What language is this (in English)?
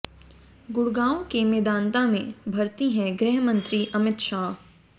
Hindi